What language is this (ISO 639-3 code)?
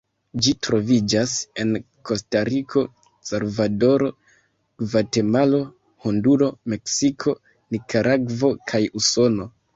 epo